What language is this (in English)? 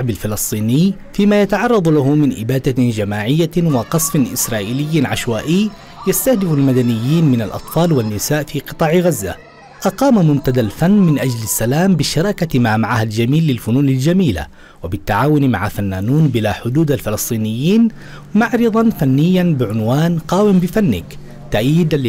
Arabic